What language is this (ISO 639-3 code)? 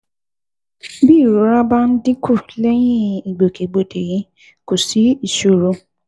yor